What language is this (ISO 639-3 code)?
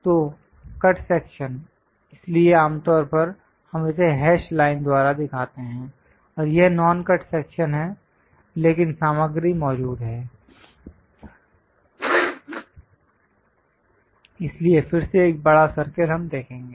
hin